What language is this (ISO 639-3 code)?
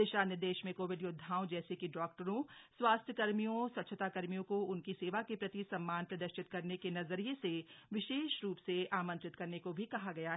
hin